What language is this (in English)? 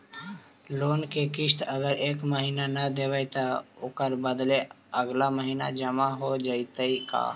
Magahi